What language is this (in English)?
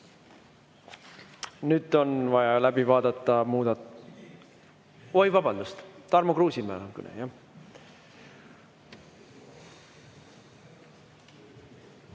Estonian